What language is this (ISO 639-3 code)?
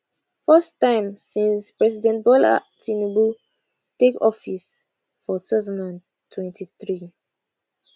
pcm